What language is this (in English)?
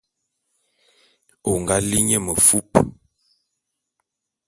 Bulu